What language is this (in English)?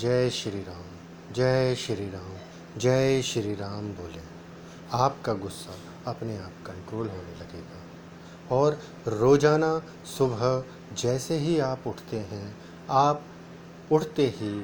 Hindi